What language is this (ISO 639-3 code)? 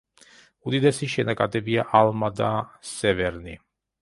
kat